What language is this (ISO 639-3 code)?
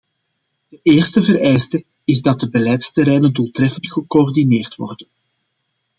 nld